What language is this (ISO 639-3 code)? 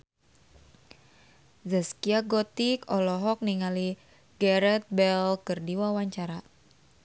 sun